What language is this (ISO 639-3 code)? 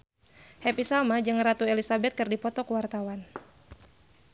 sun